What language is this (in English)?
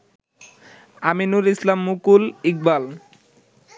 Bangla